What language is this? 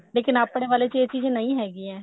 Punjabi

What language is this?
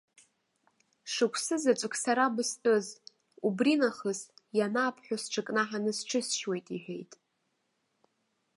Abkhazian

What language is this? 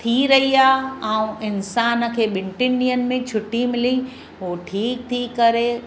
Sindhi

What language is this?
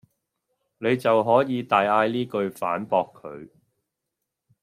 Cantonese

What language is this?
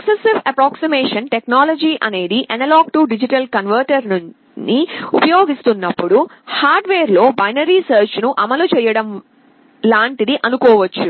Telugu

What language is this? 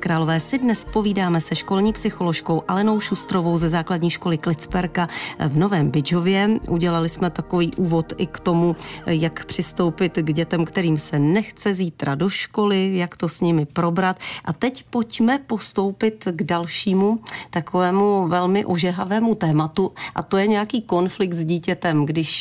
Czech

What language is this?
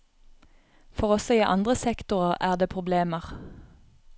Norwegian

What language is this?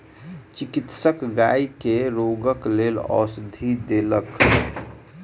Maithili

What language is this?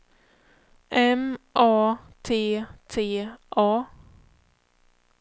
Swedish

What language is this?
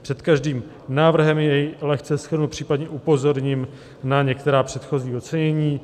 Czech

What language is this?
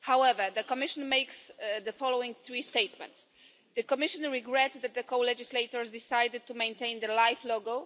English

